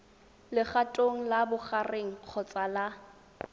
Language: Tswana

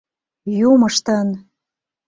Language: Mari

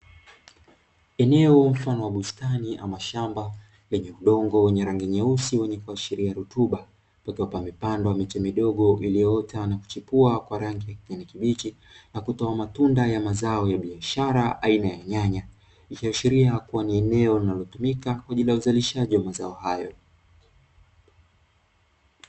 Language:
Swahili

